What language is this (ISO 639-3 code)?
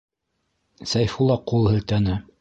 bak